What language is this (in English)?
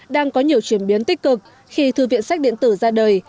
Vietnamese